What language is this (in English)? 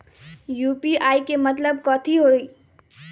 Magahi